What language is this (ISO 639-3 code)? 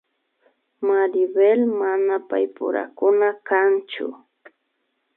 qvi